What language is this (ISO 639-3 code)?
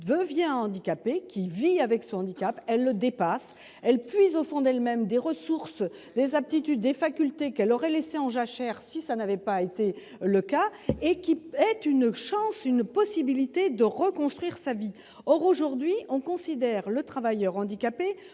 fra